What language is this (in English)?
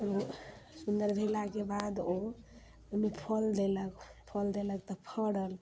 Maithili